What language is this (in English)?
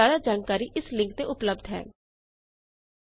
Punjabi